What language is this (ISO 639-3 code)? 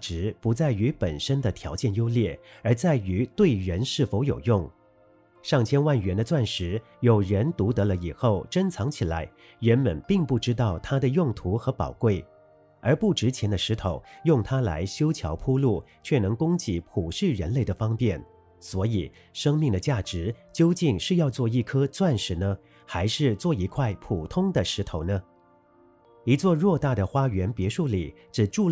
zho